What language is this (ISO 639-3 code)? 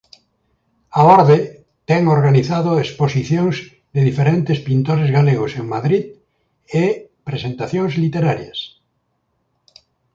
glg